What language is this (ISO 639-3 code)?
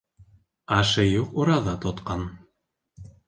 bak